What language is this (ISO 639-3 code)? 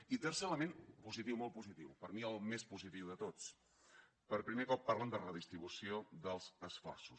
cat